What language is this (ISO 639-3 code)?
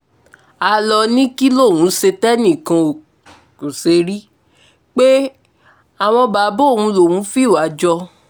yor